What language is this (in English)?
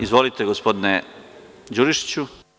Serbian